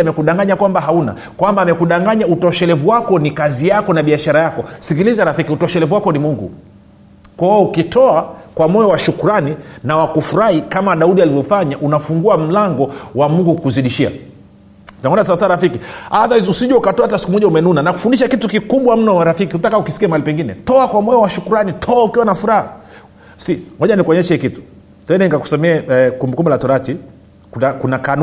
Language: Swahili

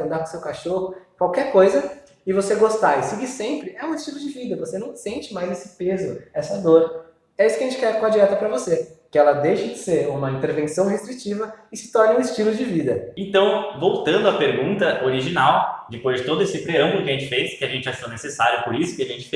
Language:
Portuguese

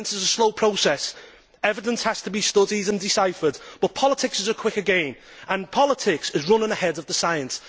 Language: English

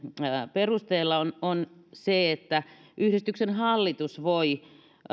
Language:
Finnish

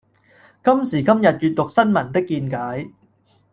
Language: Cantonese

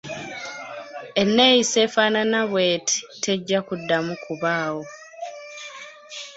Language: Ganda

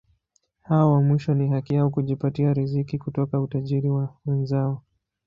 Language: Swahili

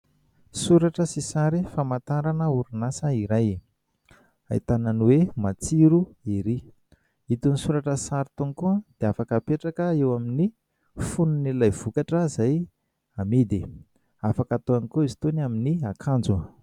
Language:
Malagasy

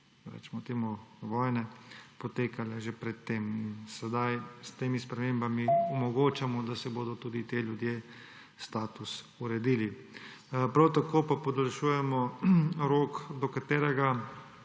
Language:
Slovenian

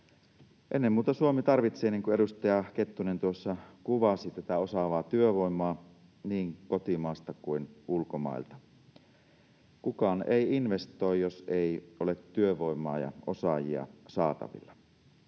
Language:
Finnish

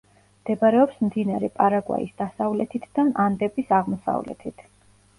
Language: Georgian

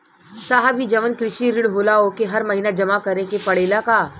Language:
Bhojpuri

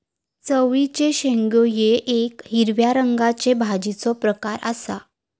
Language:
Marathi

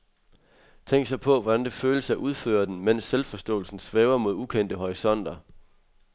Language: Danish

